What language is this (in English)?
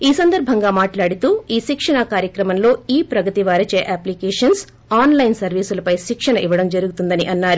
Telugu